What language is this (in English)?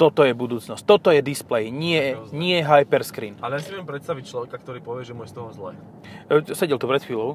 Slovak